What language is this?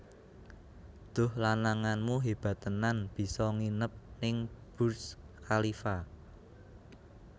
Javanese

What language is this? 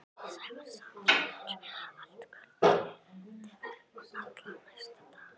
Icelandic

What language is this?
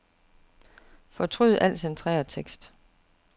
Danish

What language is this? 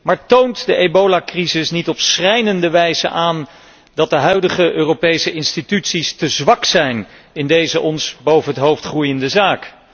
Dutch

